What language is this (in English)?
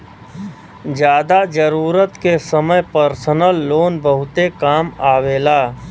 Bhojpuri